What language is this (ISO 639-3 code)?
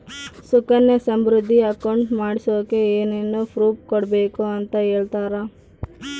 kan